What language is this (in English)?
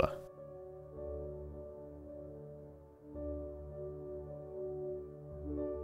Hebrew